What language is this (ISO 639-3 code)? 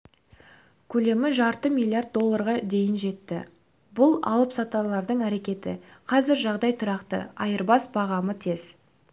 kaz